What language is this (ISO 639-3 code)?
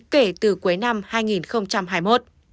vie